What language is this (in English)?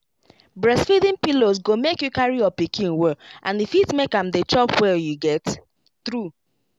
Nigerian Pidgin